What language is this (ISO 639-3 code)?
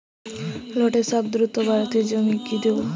ben